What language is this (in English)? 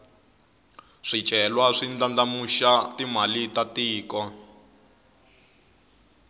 Tsonga